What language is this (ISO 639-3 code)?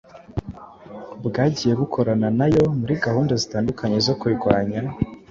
kin